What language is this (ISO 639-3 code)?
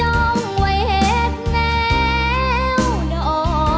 tha